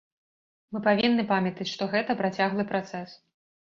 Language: Belarusian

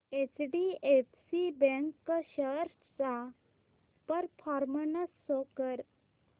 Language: Marathi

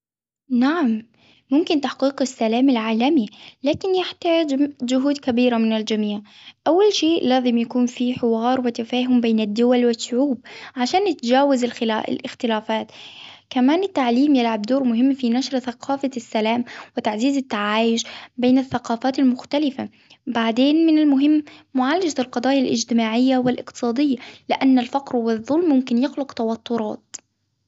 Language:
Hijazi Arabic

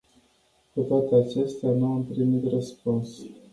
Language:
Romanian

